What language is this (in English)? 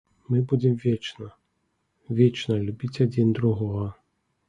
Belarusian